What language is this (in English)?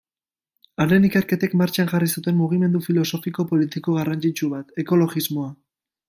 Basque